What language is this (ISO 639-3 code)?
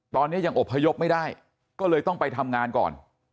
tha